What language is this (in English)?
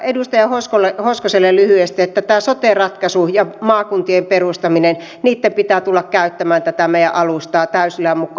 Finnish